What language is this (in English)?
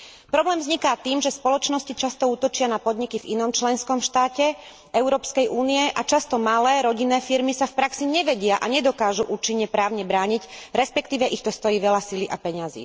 Slovak